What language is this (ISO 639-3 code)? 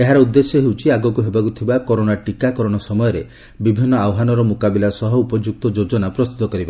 ori